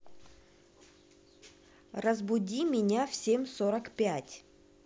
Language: Russian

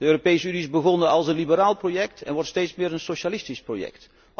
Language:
Dutch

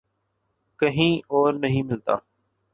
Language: Urdu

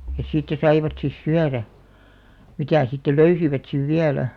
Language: Finnish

